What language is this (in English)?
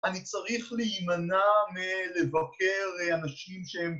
Hebrew